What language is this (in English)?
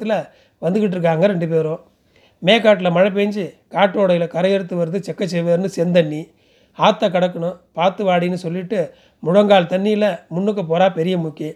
Tamil